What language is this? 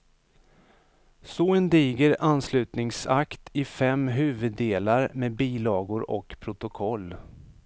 Swedish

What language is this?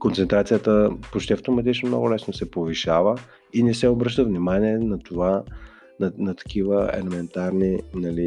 Bulgarian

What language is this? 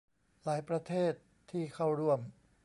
Thai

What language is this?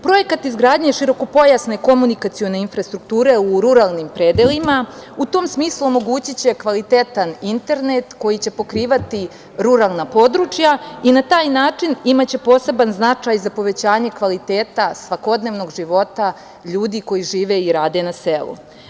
Serbian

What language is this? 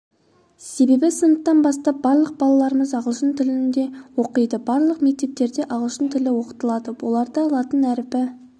Kazakh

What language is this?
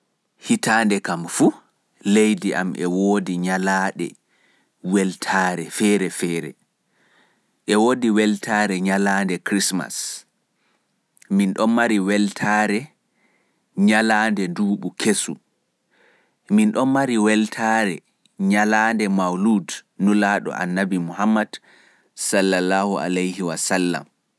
Fula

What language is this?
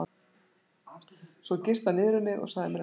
Icelandic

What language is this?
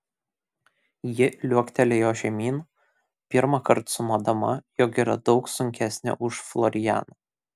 Lithuanian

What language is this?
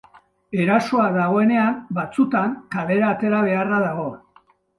Basque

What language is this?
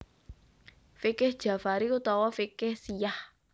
Javanese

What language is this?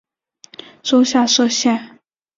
Chinese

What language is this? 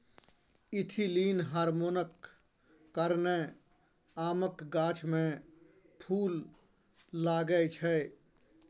Maithili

